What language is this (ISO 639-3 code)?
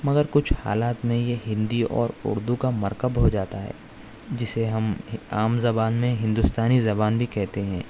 urd